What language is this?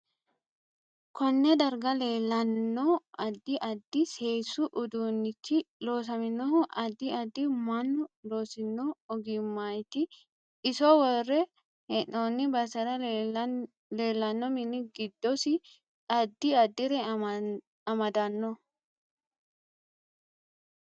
Sidamo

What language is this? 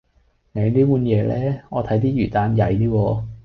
Cantonese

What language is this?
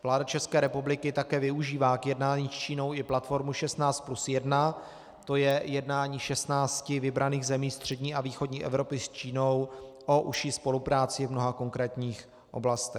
Czech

